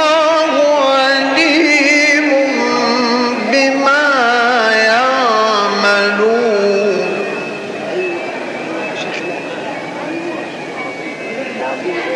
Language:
Arabic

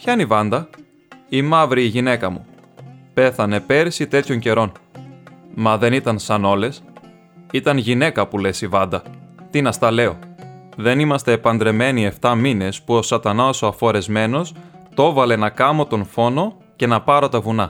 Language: Greek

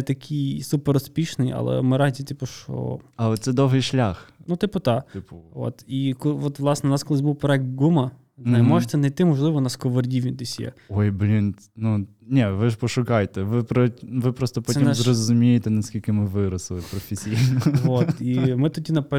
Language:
Ukrainian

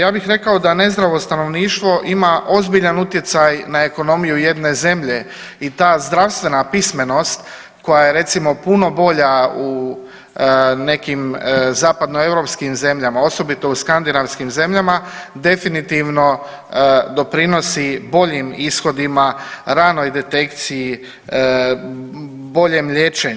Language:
Croatian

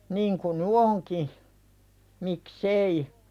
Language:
Finnish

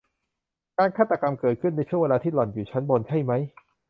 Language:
Thai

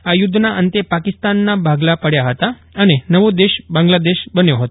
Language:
Gujarati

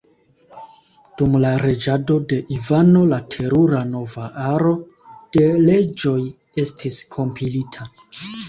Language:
Esperanto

